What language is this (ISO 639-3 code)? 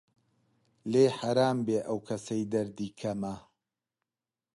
ckb